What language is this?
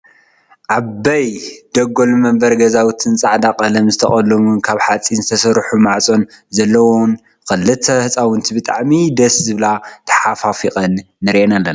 Tigrinya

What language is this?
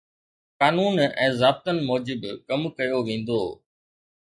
Sindhi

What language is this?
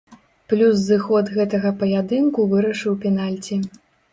Belarusian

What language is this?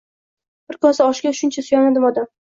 Uzbek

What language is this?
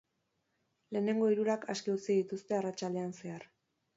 Basque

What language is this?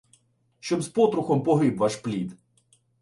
Ukrainian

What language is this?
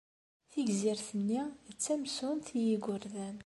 Kabyle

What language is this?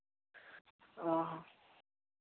Santali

